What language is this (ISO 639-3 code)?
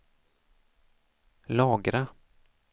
swe